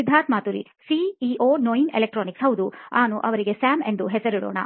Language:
Kannada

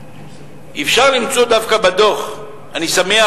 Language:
Hebrew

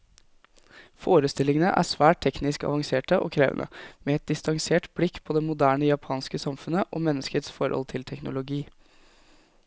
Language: Norwegian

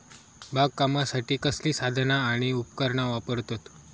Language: Marathi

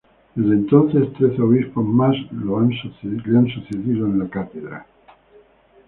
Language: Spanish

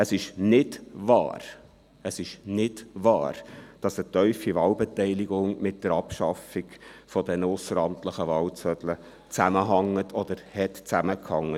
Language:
Swiss German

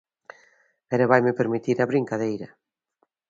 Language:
Galician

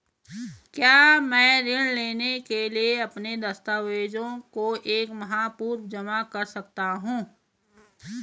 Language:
Hindi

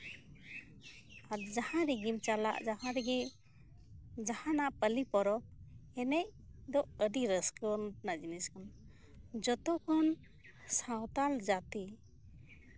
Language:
Santali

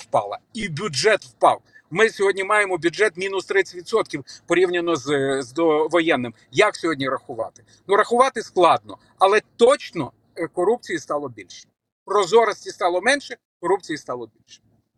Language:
Ukrainian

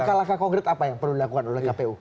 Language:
Indonesian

